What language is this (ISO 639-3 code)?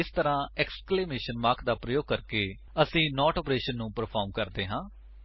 pan